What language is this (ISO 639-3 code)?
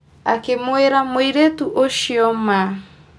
kik